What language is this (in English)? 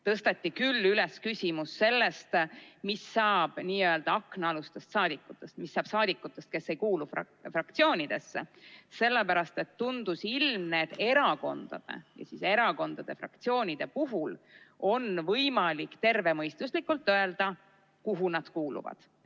Estonian